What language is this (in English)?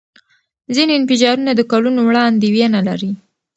Pashto